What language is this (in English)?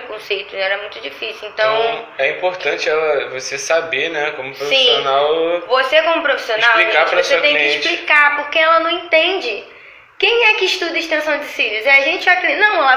Portuguese